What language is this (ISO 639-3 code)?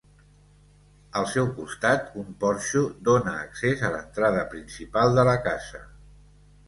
cat